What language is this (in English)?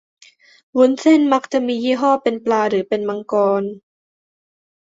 Thai